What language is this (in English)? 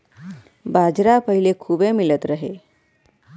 Bhojpuri